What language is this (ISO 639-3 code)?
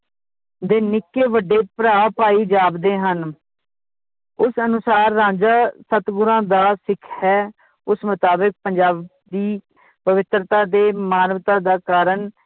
pan